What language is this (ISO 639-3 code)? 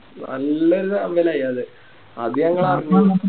mal